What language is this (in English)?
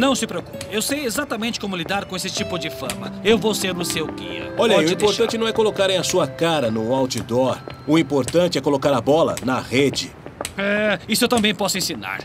Portuguese